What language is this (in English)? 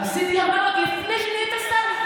Hebrew